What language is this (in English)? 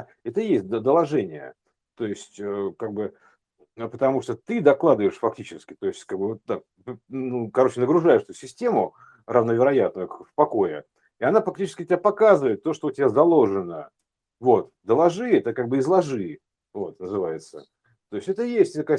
Russian